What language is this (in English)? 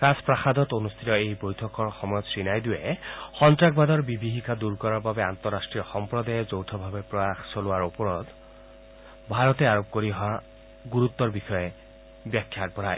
Assamese